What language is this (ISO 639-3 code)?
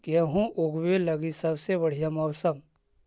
mag